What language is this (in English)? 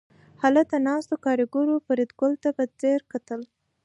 Pashto